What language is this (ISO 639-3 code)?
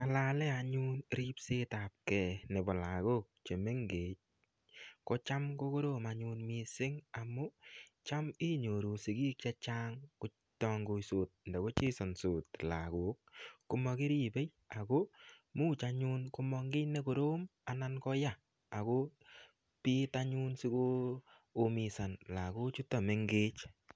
kln